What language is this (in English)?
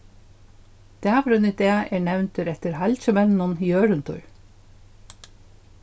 Faroese